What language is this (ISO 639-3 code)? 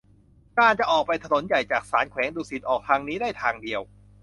tha